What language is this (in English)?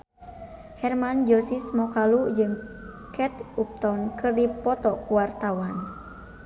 Sundanese